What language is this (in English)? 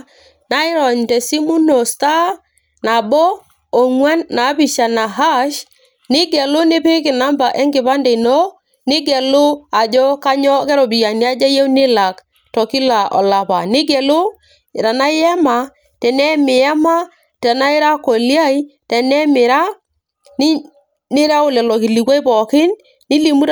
Masai